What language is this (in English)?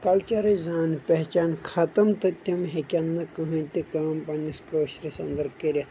Kashmiri